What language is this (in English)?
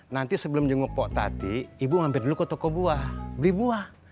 Indonesian